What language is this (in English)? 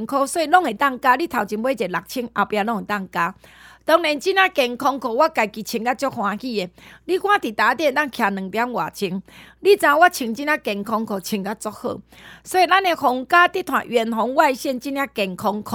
Chinese